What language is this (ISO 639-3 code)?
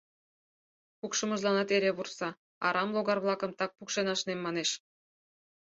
chm